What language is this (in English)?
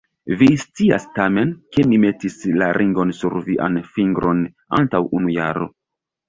Esperanto